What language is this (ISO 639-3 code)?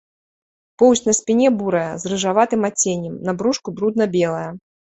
bel